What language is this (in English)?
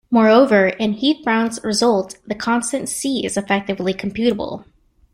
English